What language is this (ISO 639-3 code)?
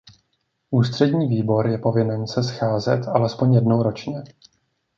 ces